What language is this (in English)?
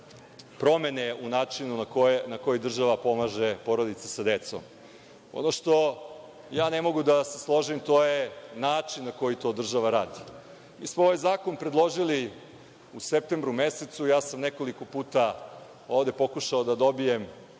Serbian